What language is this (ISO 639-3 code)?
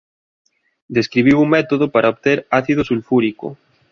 glg